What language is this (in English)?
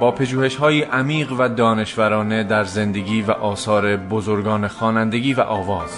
Persian